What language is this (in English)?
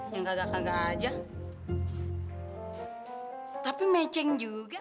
Indonesian